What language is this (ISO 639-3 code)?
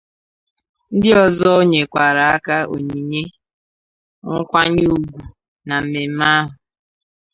ibo